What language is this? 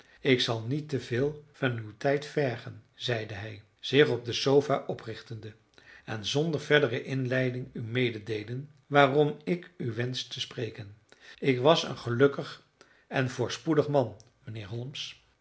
Dutch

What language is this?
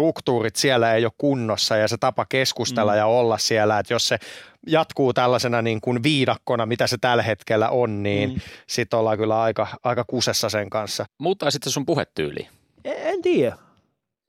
Finnish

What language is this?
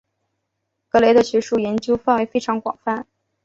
Chinese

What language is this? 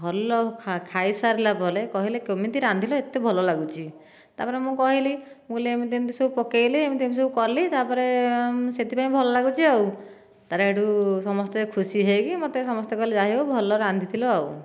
Odia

